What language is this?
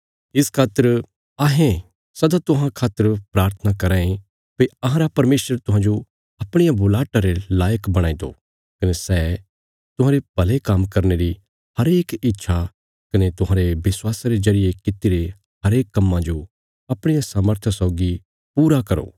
Bilaspuri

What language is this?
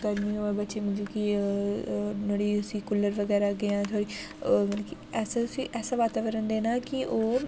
Dogri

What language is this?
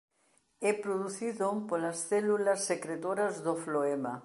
Galician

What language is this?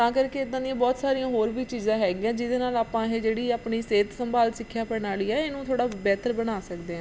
Punjabi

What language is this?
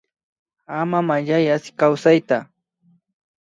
Imbabura Highland Quichua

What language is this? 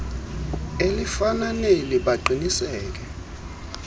Xhosa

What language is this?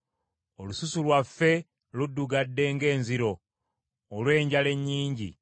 Ganda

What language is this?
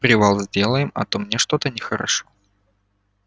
Russian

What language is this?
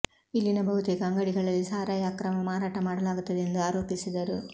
Kannada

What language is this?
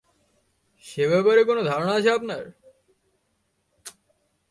Bangla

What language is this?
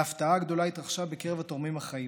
Hebrew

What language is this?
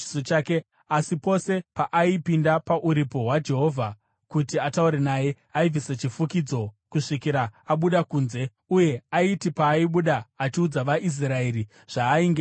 Shona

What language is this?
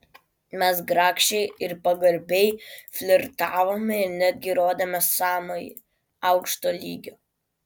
Lithuanian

